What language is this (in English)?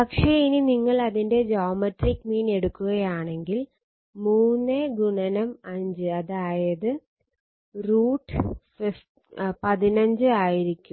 Malayalam